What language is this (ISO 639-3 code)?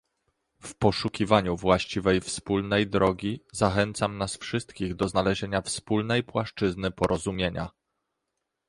pol